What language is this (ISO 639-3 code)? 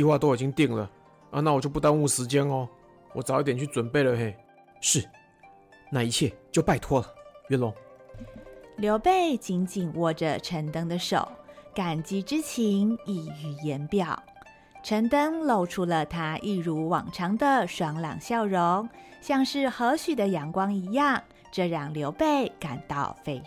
zho